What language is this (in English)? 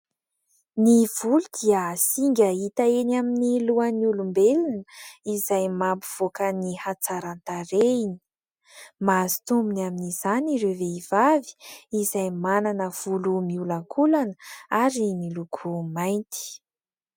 Malagasy